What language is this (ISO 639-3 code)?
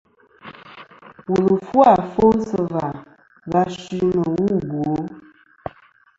bkm